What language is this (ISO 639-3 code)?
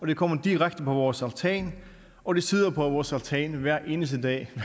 dan